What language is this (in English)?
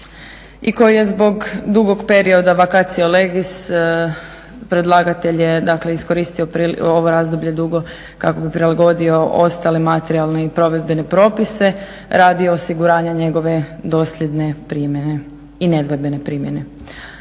Croatian